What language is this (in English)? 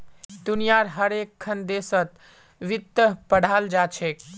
Magahi